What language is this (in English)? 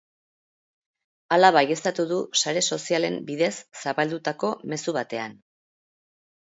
Basque